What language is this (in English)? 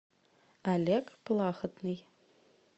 Russian